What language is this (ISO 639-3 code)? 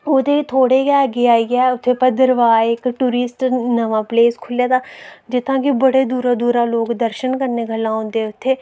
doi